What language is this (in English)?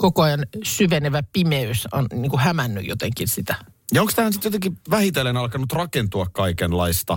Finnish